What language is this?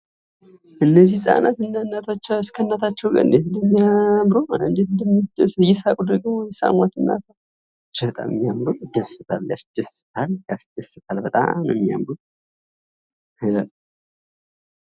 Amharic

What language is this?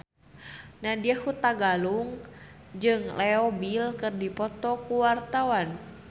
Sundanese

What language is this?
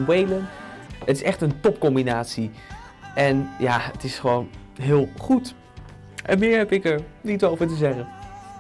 Dutch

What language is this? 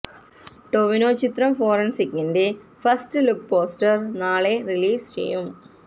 Malayalam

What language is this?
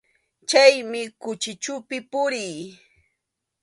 Arequipa-La Unión Quechua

